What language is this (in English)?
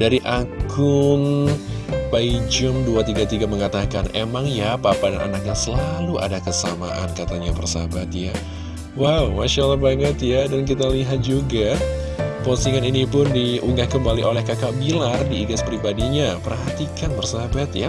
Indonesian